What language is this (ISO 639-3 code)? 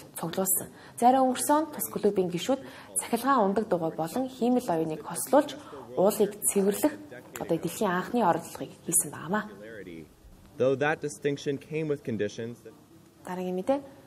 ara